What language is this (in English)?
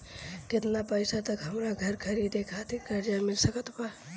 Bhojpuri